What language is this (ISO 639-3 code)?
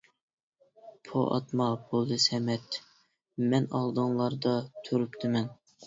uig